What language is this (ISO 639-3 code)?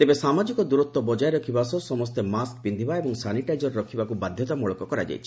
ori